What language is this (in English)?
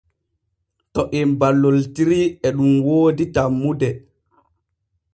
Borgu Fulfulde